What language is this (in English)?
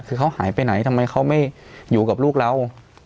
Thai